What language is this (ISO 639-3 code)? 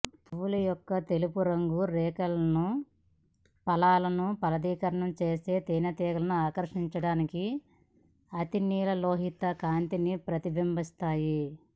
tel